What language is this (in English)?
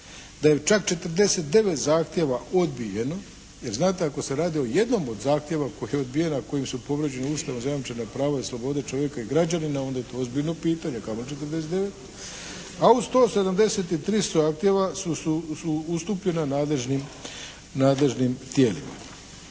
Croatian